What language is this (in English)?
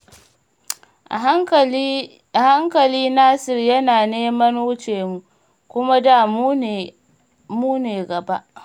Hausa